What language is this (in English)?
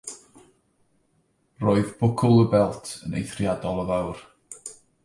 Welsh